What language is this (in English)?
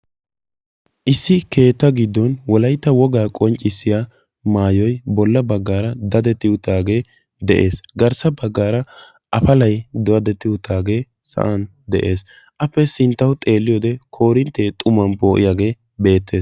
Wolaytta